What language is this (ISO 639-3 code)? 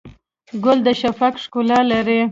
pus